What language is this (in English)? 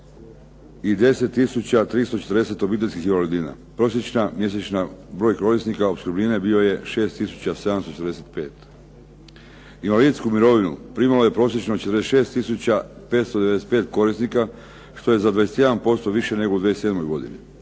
Croatian